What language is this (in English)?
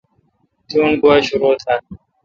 Kalkoti